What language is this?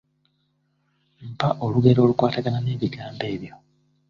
Ganda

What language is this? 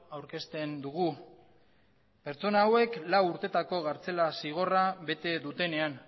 Basque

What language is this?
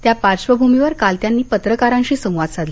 Marathi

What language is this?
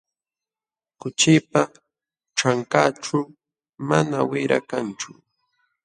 Jauja Wanca Quechua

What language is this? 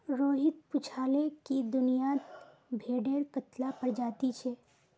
Magahi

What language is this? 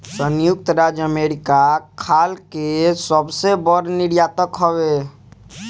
Bhojpuri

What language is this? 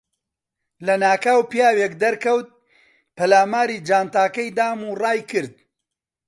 Central Kurdish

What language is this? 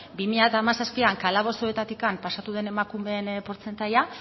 Basque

